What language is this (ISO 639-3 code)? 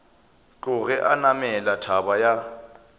nso